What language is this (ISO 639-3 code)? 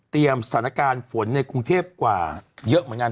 tha